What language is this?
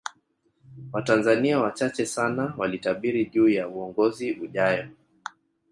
Swahili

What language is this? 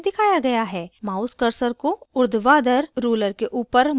Hindi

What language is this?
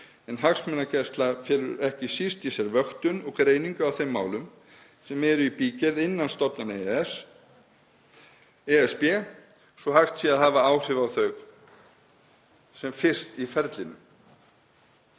Icelandic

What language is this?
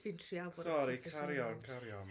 Welsh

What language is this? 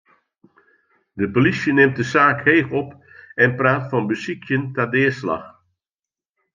Western Frisian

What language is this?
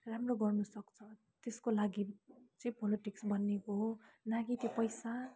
Nepali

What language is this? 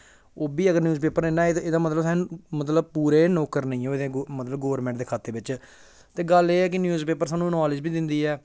Dogri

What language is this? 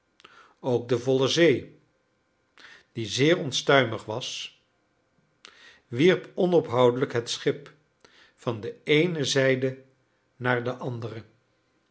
Dutch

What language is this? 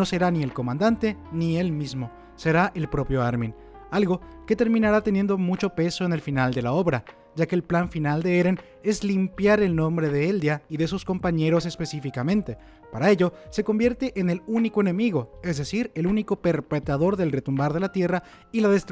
Spanish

